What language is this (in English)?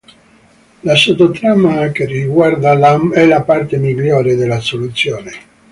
Italian